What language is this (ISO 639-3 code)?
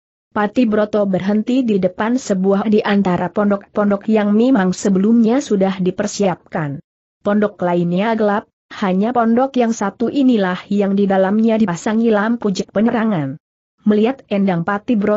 ind